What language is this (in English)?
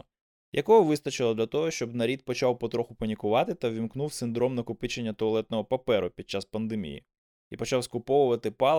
Ukrainian